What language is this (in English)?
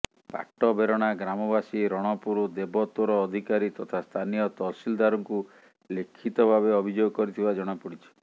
Odia